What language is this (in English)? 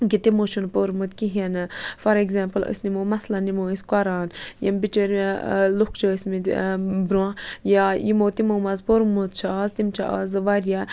Kashmiri